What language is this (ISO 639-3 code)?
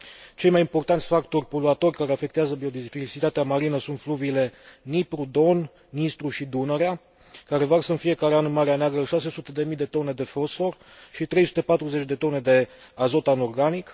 ron